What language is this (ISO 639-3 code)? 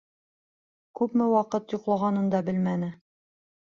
bak